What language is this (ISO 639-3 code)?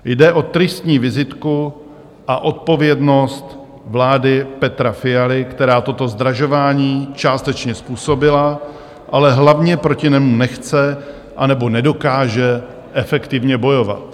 ces